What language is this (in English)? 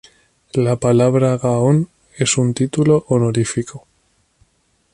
Spanish